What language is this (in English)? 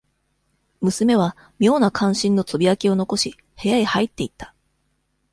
Japanese